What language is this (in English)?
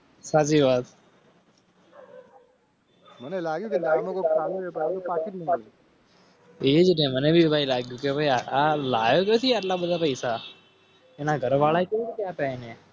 Gujarati